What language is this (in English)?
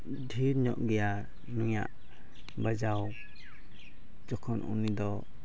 Santali